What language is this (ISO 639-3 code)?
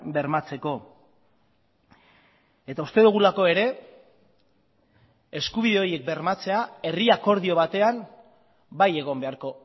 eus